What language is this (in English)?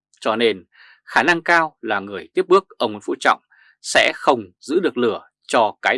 Vietnamese